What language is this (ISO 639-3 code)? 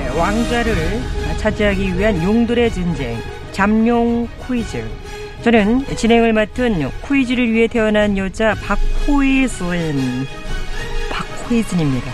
kor